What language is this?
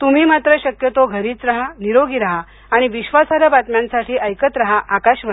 Marathi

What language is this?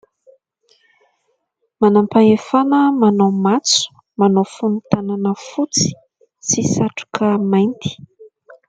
Malagasy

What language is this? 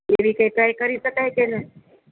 Gujarati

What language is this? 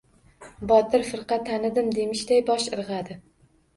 Uzbek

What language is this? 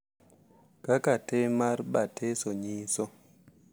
Luo (Kenya and Tanzania)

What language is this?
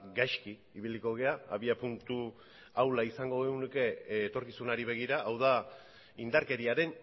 Basque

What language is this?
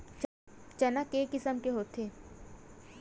Chhattisgarhi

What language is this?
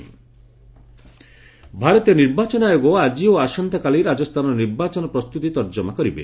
Odia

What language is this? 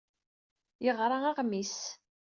Kabyle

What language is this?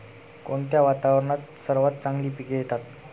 Marathi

